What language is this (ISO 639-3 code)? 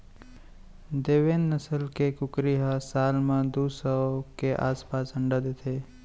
hne